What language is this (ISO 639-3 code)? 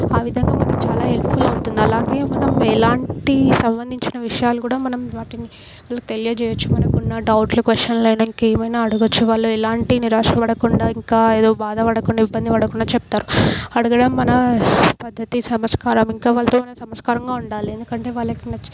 tel